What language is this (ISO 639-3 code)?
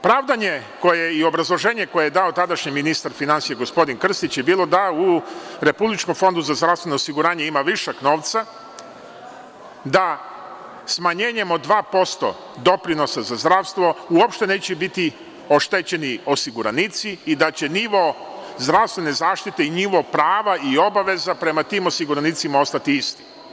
srp